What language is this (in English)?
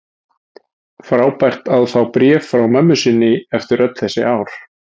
Icelandic